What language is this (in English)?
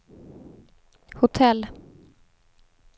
Swedish